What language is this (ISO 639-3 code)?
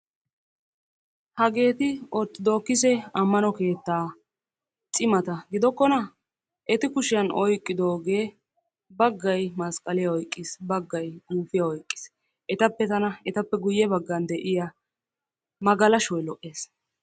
wal